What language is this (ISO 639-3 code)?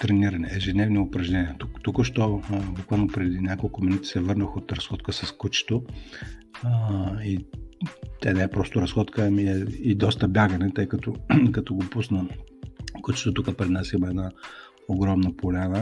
bul